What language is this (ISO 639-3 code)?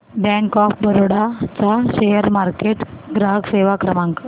mar